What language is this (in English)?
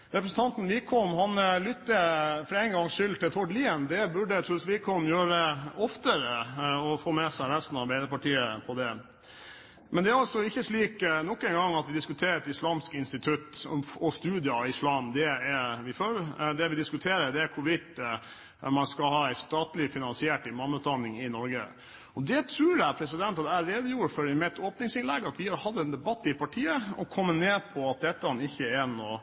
Norwegian Bokmål